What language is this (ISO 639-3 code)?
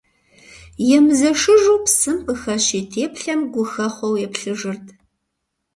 kbd